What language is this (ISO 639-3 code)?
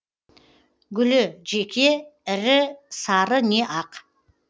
kaz